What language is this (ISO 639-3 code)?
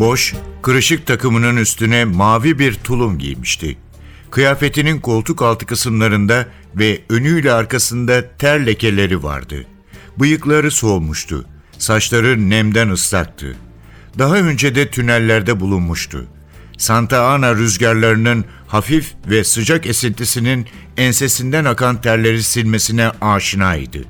tur